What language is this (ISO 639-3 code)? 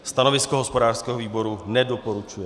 ces